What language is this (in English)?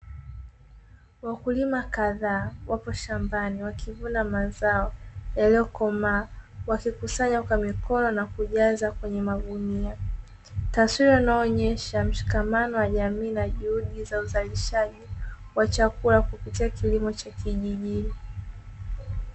Swahili